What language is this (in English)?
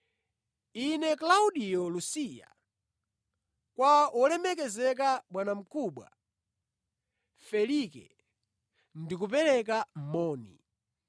Nyanja